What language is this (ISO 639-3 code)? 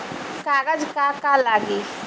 bho